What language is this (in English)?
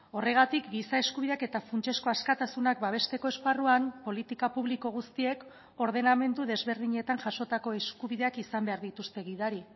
Basque